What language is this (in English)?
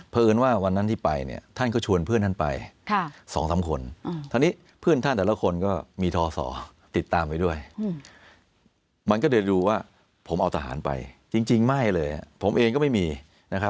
Thai